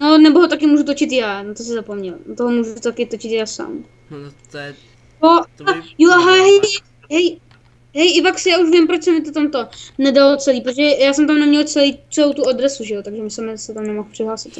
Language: Czech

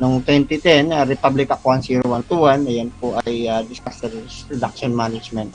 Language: Filipino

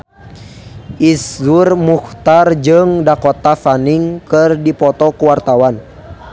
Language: Sundanese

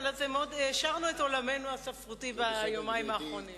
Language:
Hebrew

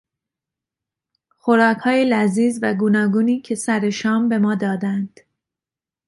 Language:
Persian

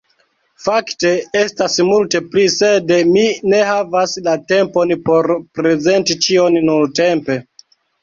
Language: Esperanto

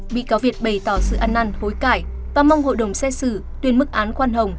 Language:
Vietnamese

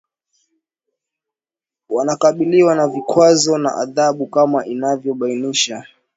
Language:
Swahili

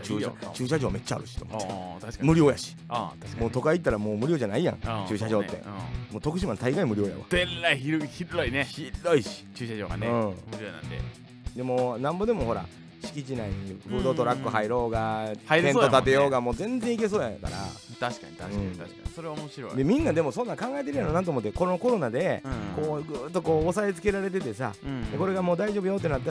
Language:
Japanese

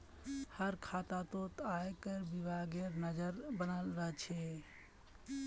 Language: Magahi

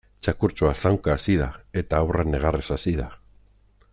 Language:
Basque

